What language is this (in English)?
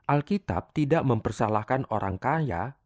Indonesian